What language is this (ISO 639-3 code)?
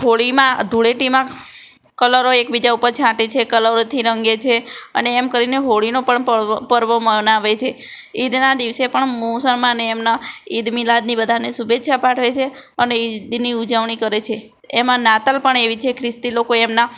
guj